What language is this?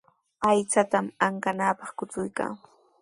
Sihuas Ancash Quechua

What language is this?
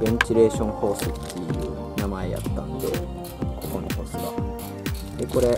Japanese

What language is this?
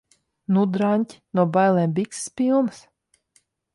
Latvian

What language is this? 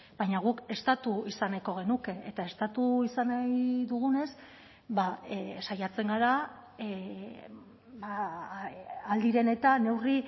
Basque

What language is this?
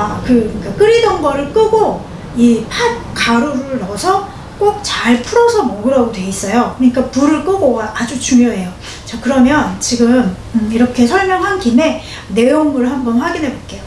Korean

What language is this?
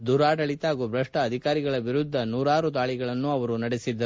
Kannada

